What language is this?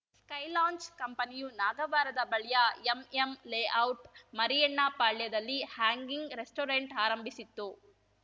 Kannada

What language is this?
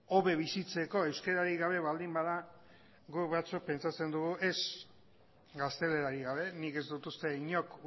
Basque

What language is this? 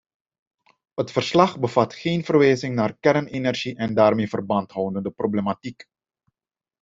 Dutch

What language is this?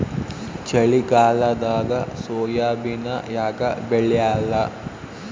Kannada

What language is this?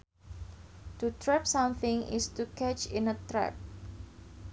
Sundanese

